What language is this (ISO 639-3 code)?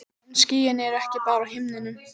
isl